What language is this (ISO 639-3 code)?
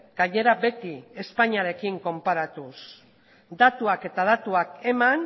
eus